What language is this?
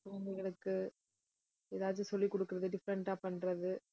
Tamil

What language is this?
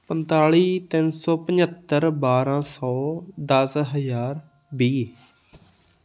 Punjabi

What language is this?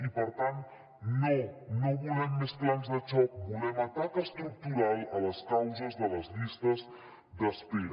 Catalan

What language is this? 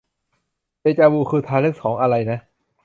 Thai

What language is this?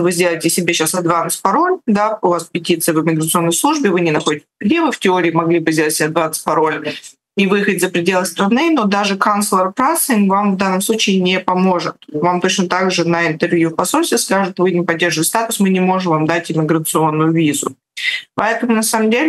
Russian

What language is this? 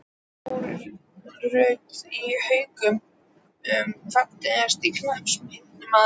Icelandic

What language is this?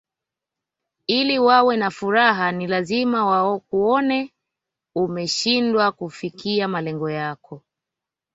Swahili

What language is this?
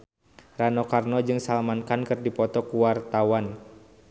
Sundanese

